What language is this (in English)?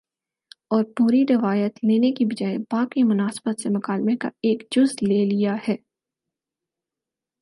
Urdu